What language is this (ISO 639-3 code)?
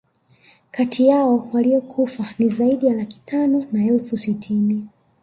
swa